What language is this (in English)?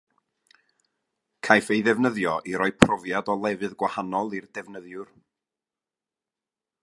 Welsh